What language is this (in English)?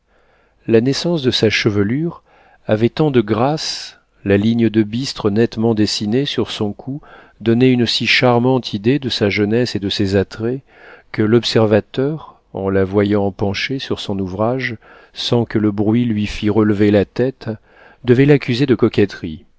French